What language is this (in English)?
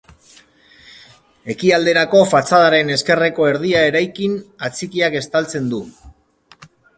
Basque